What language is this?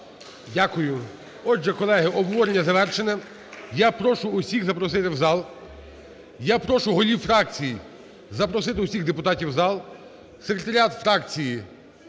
Ukrainian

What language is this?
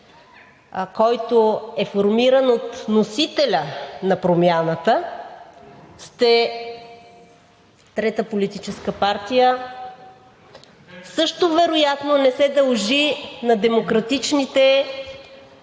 Bulgarian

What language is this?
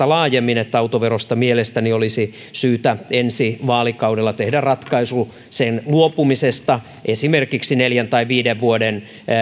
Finnish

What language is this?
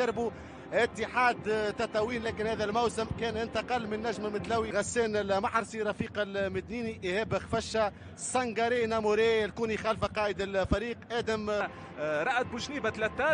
Arabic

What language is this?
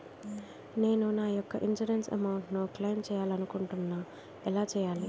Telugu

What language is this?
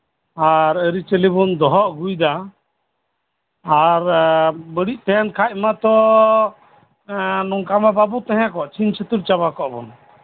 Santali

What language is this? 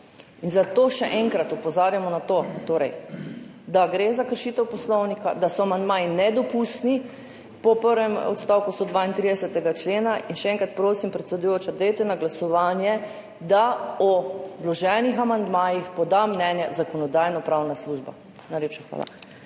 Slovenian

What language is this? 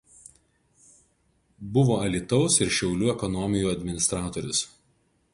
Lithuanian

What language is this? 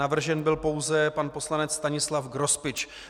Czech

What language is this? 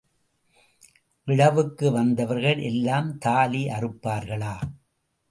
Tamil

